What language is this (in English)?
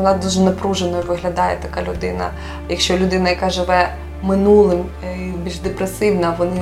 Ukrainian